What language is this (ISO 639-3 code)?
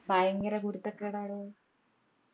mal